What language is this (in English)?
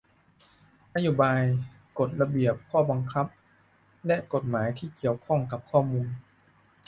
Thai